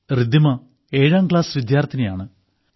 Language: Malayalam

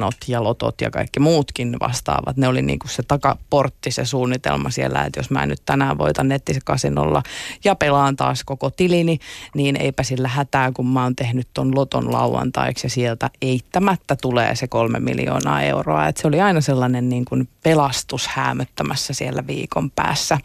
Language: Finnish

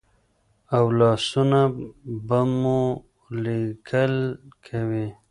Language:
Pashto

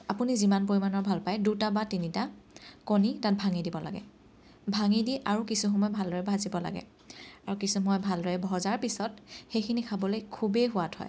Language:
Assamese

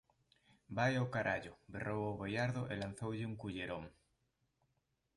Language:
Galician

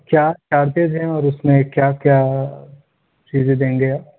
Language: Urdu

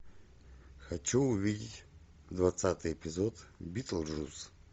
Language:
Russian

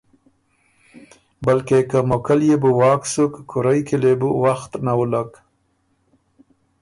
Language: Ormuri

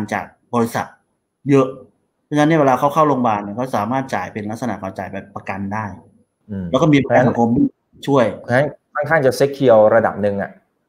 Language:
Thai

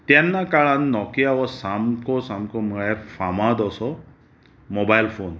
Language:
Konkani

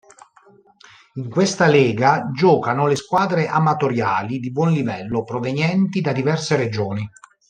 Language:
Italian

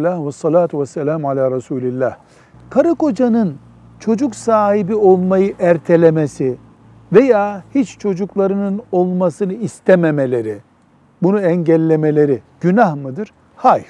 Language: Turkish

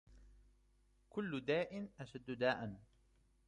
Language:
Arabic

